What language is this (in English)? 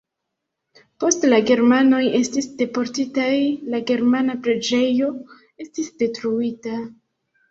Esperanto